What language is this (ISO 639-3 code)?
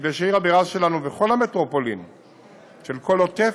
heb